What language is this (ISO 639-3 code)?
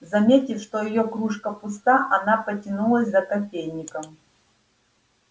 rus